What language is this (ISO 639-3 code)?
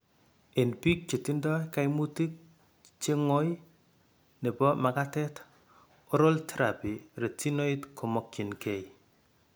kln